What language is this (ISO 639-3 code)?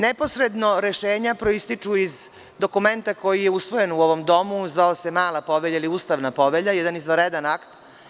srp